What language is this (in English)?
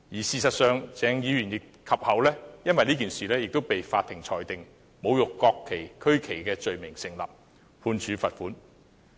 Cantonese